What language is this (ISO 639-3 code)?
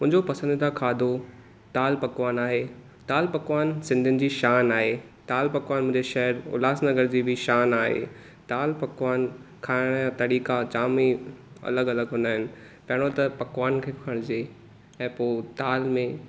snd